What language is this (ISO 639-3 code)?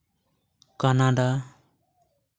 sat